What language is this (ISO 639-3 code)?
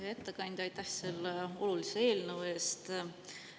est